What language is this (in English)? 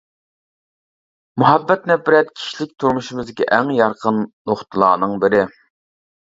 Uyghur